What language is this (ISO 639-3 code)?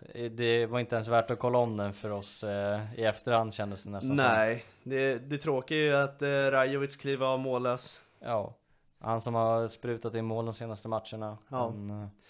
swe